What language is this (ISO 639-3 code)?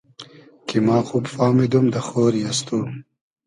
haz